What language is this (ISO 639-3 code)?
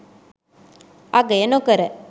sin